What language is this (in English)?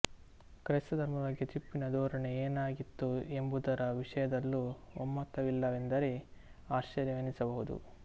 Kannada